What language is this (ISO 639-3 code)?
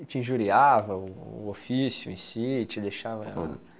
por